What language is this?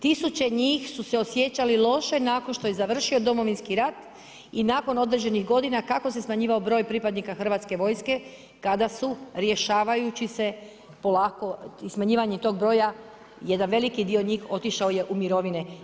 Croatian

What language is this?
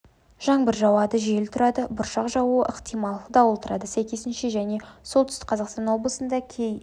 Kazakh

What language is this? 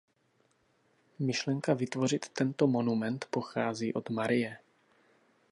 Czech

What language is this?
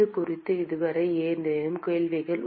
Tamil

